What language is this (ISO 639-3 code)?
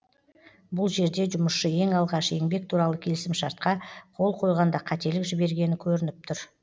kaz